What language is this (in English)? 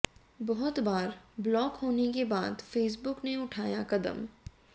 Hindi